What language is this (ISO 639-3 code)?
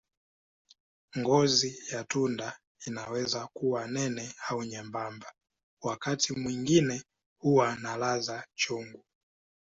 swa